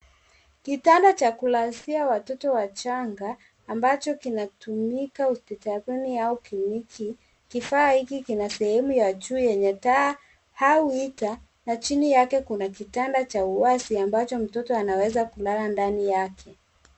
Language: Swahili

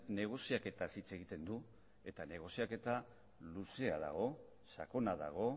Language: Basque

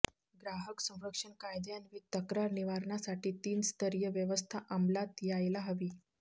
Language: Marathi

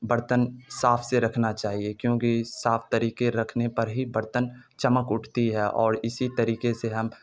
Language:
Urdu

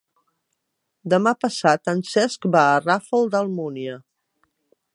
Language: Catalan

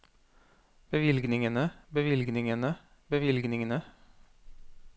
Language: Norwegian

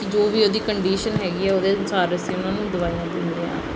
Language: Punjabi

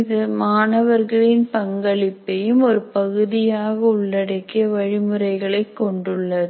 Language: Tamil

